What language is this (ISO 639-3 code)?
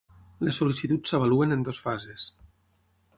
cat